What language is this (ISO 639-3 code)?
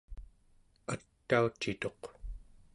esu